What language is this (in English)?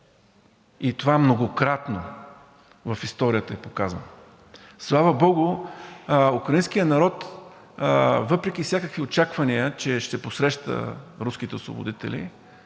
Bulgarian